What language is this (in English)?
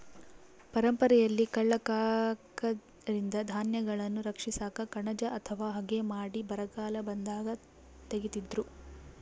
Kannada